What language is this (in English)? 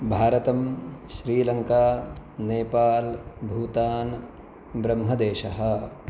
Sanskrit